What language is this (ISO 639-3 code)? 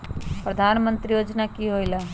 mag